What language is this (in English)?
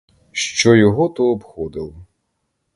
Ukrainian